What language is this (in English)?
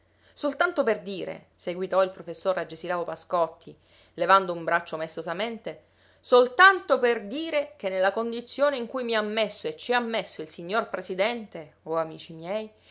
Italian